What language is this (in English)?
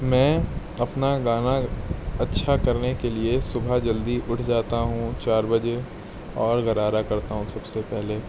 Urdu